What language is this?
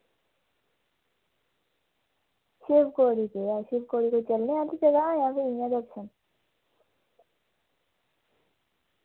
Dogri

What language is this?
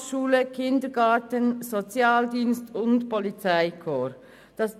Swiss German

